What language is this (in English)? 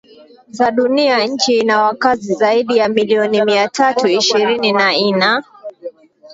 Swahili